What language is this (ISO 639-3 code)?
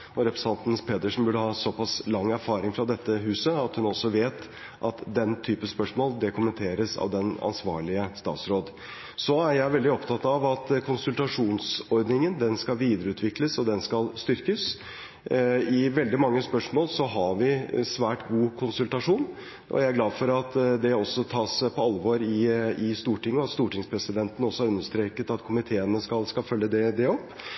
nob